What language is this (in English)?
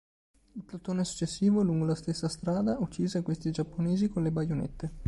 Italian